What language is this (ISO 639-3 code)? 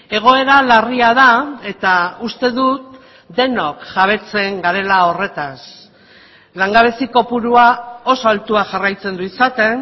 eus